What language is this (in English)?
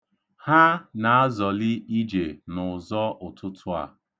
Igbo